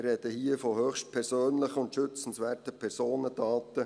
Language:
Swiss German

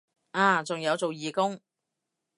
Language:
Cantonese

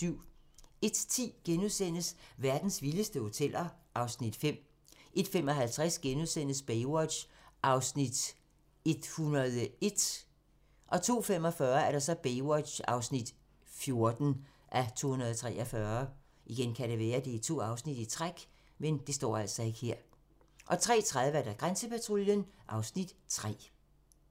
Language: Danish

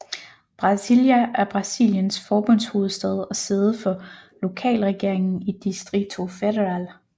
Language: Danish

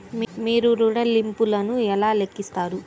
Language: Telugu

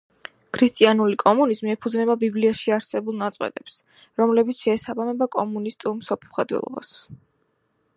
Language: Georgian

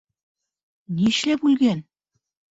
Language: Bashkir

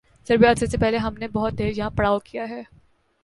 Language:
Urdu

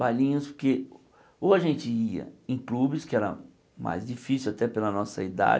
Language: Portuguese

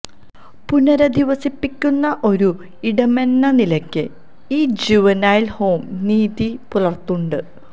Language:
Malayalam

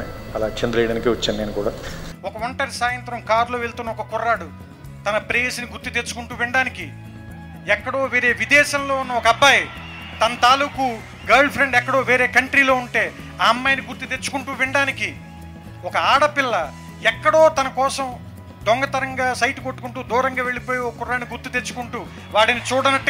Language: Telugu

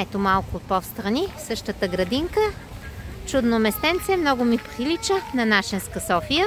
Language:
Bulgarian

